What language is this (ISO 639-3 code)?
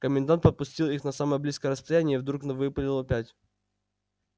rus